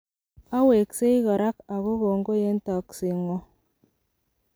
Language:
Kalenjin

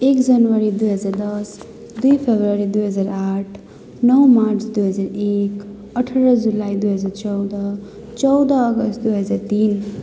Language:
Nepali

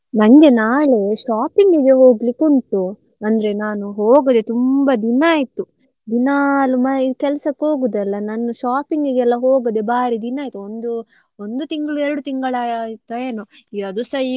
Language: Kannada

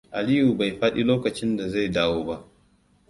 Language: Hausa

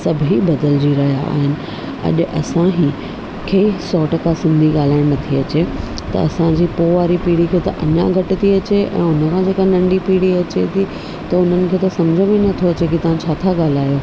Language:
Sindhi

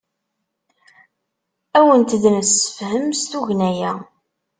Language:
Kabyle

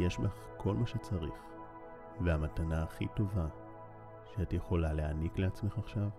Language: Hebrew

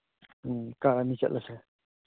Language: Manipuri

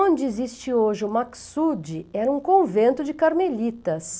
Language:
Portuguese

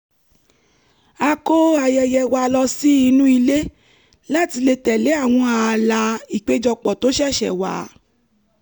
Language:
Yoruba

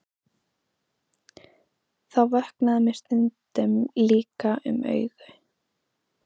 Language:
Icelandic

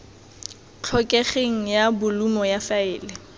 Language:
Tswana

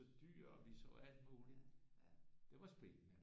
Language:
Danish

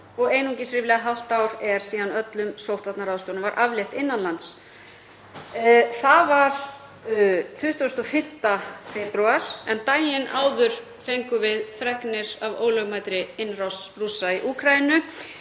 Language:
Icelandic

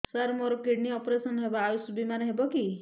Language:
Odia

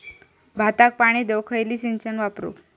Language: Marathi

